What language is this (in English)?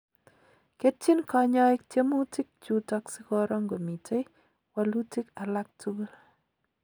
Kalenjin